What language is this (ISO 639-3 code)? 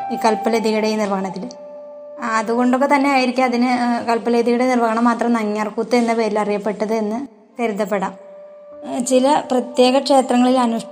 mal